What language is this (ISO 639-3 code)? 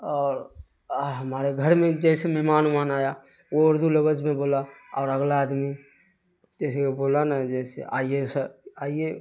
urd